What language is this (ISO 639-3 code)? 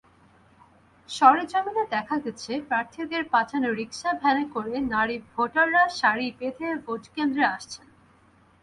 ben